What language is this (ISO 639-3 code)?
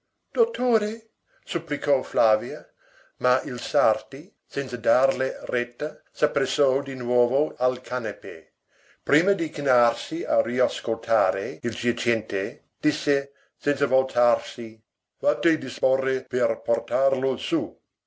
ita